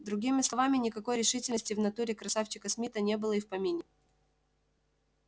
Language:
Russian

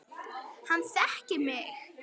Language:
Icelandic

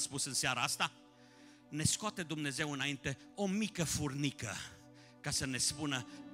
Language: Romanian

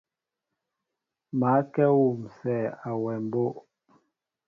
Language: Mbo (Cameroon)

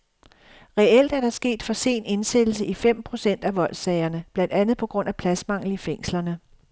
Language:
Danish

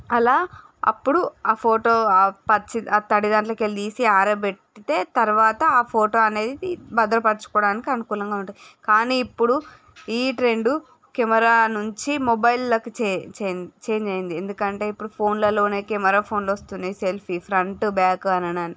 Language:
Telugu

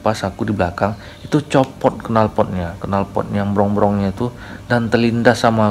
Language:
Indonesian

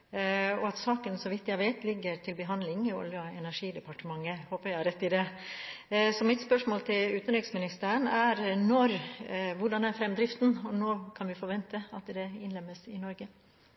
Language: Norwegian Bokmål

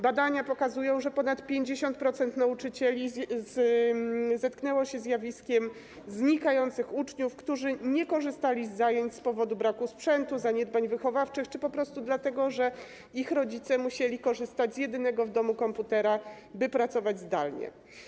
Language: Polish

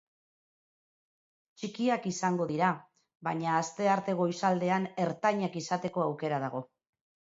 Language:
Basque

